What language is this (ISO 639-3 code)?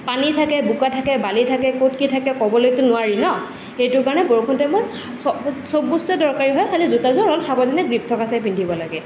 asm